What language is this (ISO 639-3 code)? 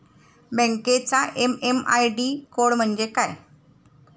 mar